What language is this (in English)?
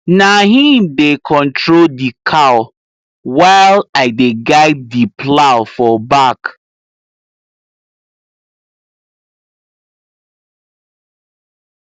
Nigerian Pidgin